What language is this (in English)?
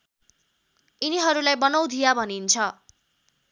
Nepali